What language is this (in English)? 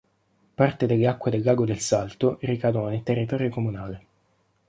Italian